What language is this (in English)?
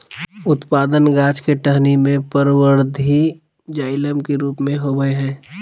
Magahi